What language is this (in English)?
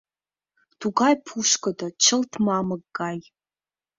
Mari